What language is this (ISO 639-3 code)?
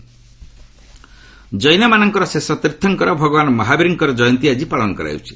ori